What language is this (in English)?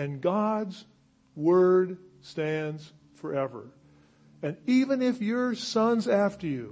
English